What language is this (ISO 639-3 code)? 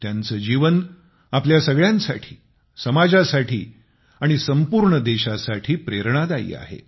mar